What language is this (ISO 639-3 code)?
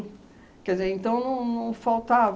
por